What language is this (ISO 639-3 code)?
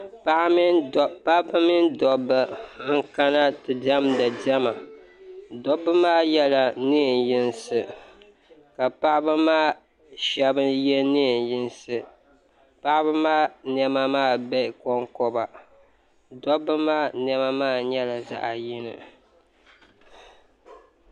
dag